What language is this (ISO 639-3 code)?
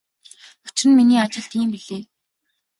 mon